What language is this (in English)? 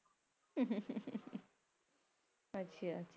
Punjabi